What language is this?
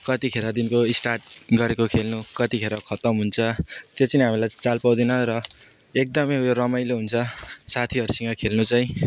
Nepali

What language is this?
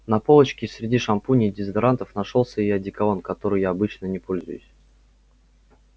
Russian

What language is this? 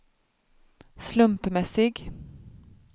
Swedish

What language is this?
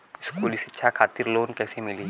Bhojpuri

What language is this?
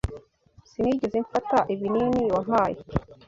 Kinyarwanda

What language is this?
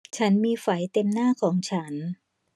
Thai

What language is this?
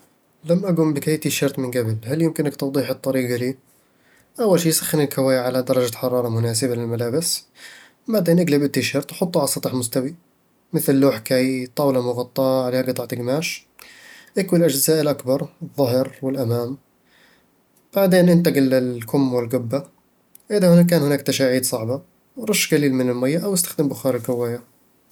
Eastern Egyptian Bedawi Arabic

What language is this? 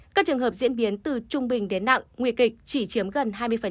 Vietnamese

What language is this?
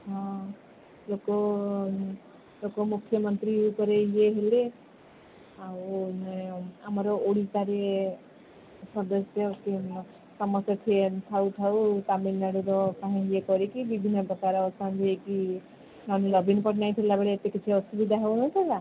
Odia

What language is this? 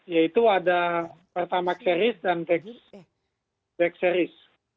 Indonesian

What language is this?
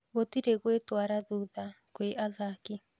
Kikuyu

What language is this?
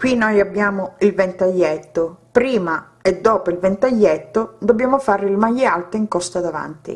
Italian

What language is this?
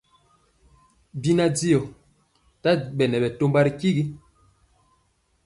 Mpiemo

